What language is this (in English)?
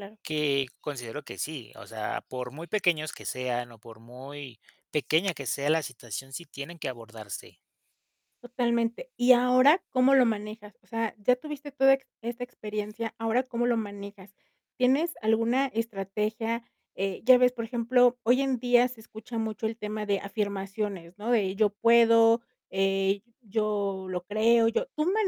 Spanish